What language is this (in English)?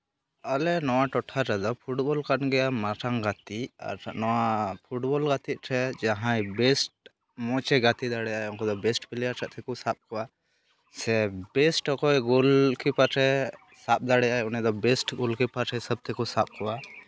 Santali